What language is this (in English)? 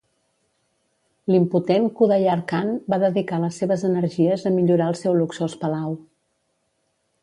Catalan